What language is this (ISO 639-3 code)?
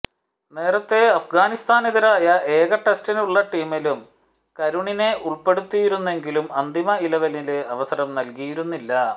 mal